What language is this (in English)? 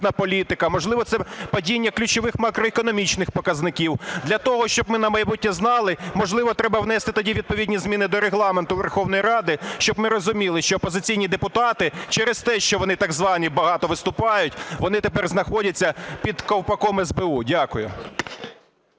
Ukrainian